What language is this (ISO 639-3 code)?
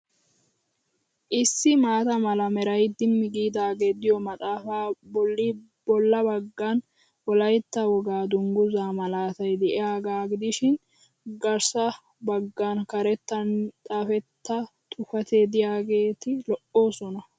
wal